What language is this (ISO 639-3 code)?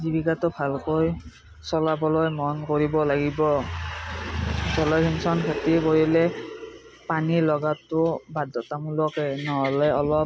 asm